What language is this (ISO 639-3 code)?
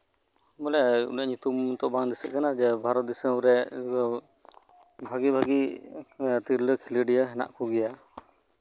sat